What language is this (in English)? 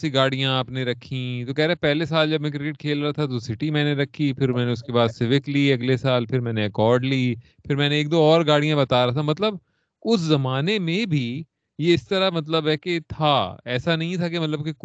Urdu